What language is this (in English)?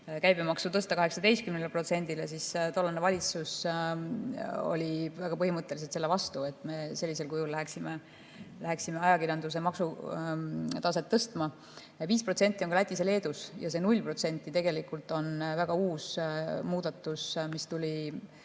Estonian